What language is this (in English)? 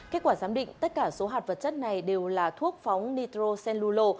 Vietnamese